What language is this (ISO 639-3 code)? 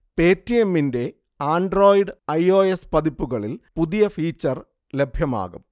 mal